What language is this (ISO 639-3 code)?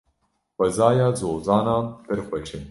kur